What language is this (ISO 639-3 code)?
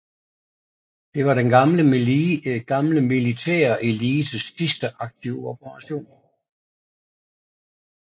dan